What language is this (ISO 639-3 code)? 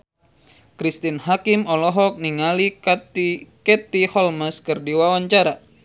sun